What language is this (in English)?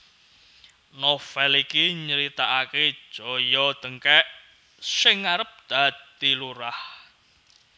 Javanese